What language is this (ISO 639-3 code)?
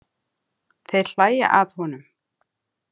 isl